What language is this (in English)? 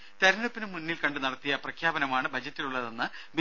Malayalam